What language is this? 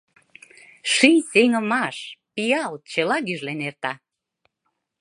Mari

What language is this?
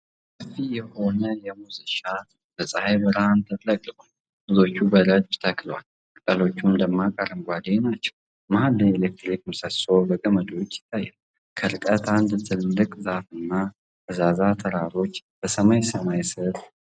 Amharic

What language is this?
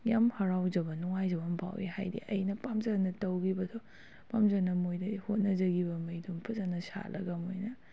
Manipuri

